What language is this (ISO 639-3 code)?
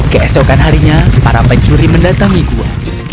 ind